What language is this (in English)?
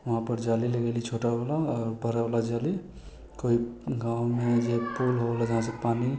Maithili